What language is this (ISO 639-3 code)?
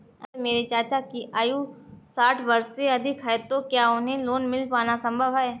hin